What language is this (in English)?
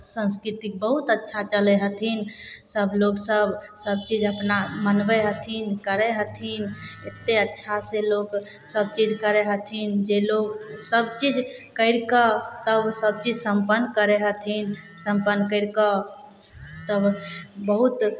Maithili